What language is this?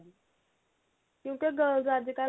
Punjabi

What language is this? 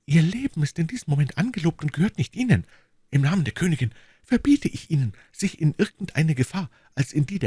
German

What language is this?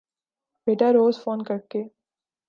Urdu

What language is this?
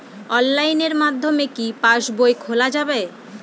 Bangla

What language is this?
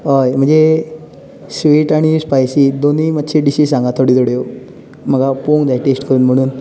Konkani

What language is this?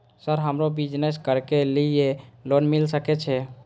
Maithili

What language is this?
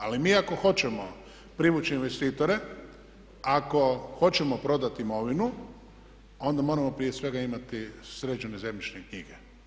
Croatian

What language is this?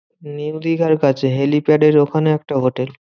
Bangla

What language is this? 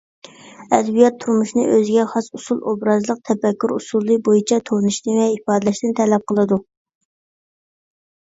Uyghur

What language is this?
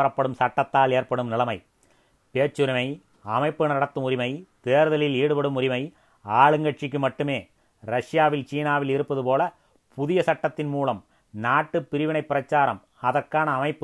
Tamil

